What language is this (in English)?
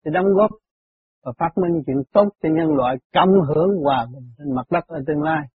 Vietnamese